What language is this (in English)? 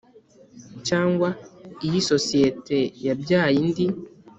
Kinyarwanda